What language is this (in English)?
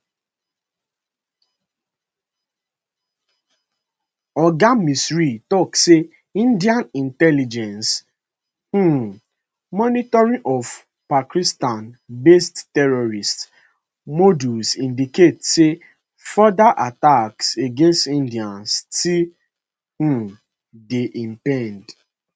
Nigerian Pidgin